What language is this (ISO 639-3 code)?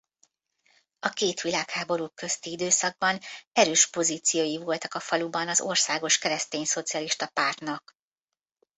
hun